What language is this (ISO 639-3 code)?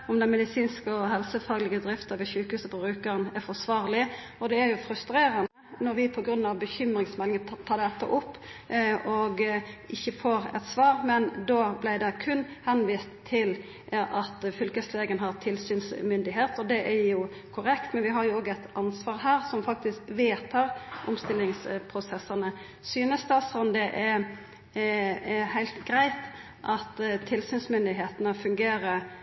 nno